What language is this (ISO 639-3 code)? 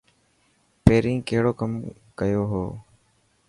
mki